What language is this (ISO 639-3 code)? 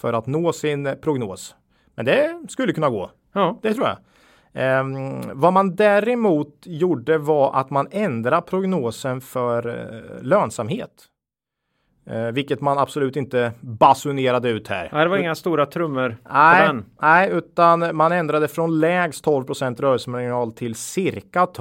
swe